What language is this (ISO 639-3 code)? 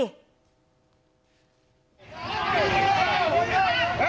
tha